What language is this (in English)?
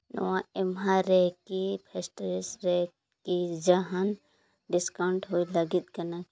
Santali